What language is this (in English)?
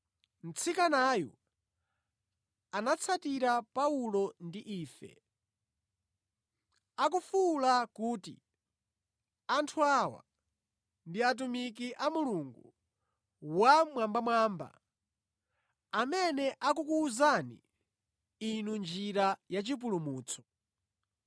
Nyanja